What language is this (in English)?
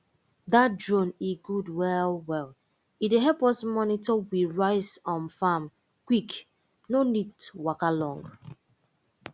Nigerian Pidgin